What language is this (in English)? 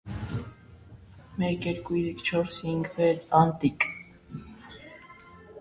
Armenian